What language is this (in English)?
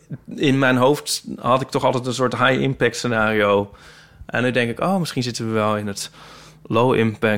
Dutch